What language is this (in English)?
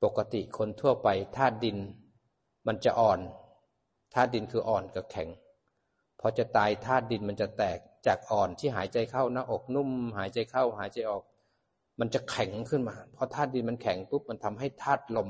Thai